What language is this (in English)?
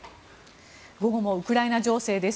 Japanese